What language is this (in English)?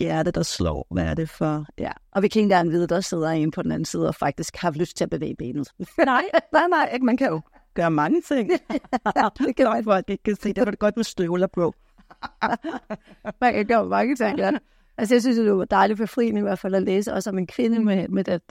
Danish